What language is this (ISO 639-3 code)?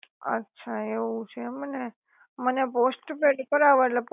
guj